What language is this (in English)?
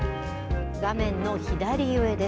Japanese